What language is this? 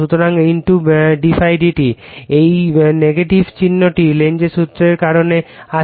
Bangla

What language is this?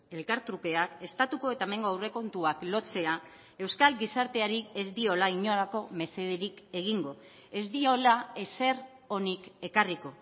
Basque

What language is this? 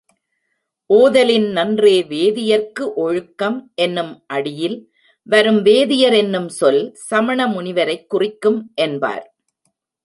Tamil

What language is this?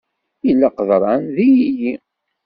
Kabyle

